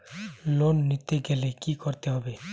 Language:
Bangla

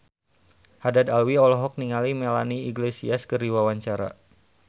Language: Sundanese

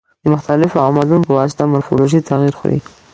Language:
Pashto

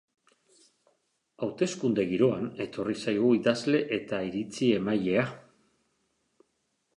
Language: Basque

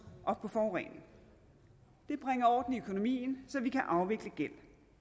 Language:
Danish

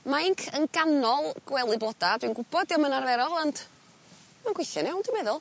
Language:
Welsh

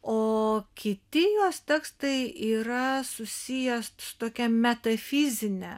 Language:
Lithuanian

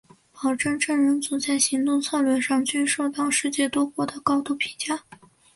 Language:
Chinese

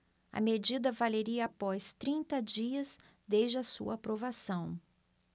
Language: Portuguese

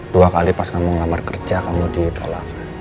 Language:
Indonesian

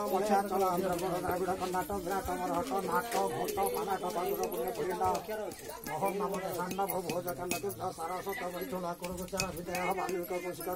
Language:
Thai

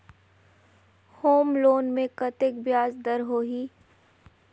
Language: Chhattisgarhi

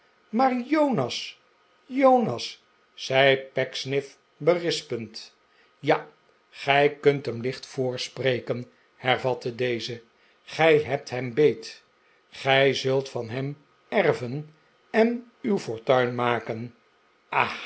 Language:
Dutch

